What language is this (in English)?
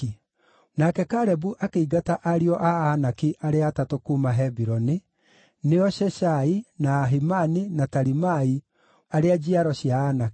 Kikuyu